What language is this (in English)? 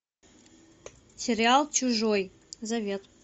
Russian